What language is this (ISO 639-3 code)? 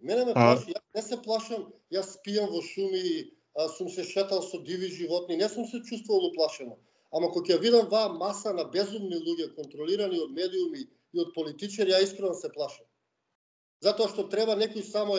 mkd